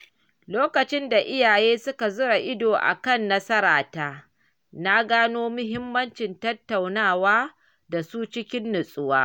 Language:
Hausa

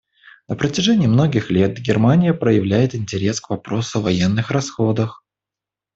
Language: Russian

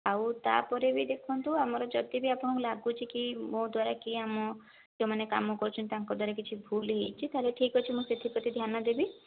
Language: Odia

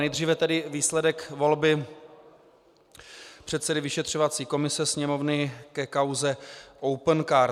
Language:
Czech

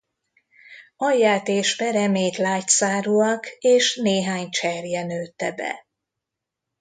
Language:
Hungarian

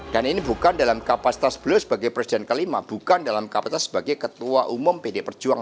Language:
Indonesian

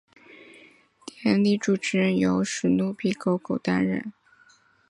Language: Chinese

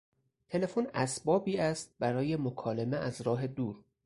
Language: Persian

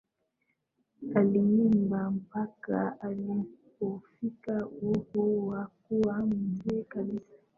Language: Swahili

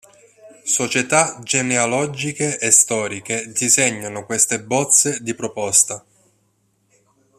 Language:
Italian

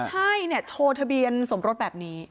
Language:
Thai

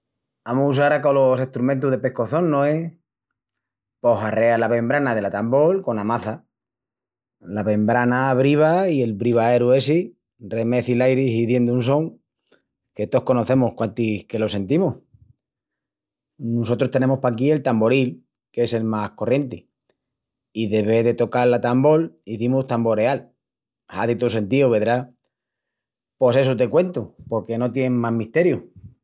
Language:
Extremaduran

